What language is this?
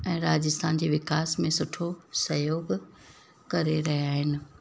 Sindhi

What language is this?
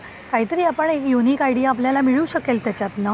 Marathi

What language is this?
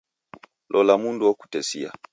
Taita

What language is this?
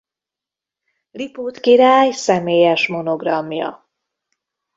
Hungarian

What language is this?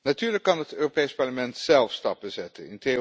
Dutch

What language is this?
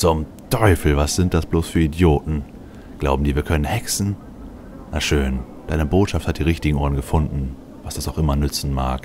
German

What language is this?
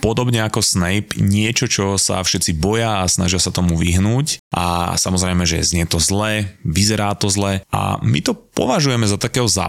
Slovak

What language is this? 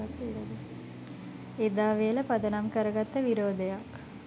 Sinhala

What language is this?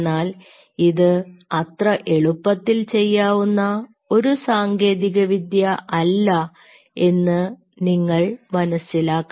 Malayalam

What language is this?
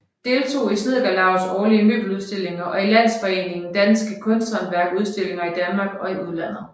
Danish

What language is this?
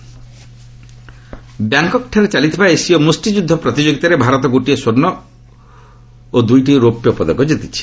Odia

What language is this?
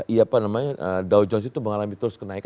Indonesian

